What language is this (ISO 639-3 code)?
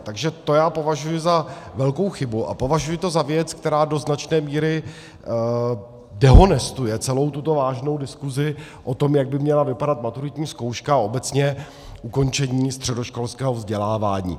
ces